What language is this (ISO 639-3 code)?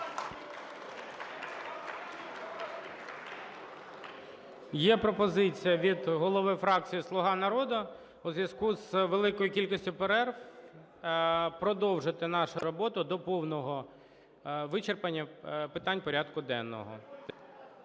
ukr